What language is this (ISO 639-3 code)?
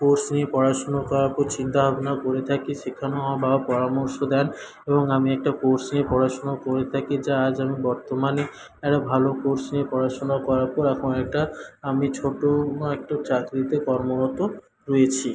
ben